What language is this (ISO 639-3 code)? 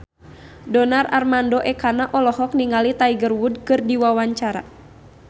sun